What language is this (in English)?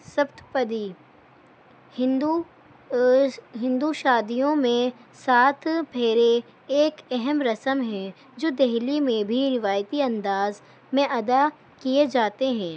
Urdu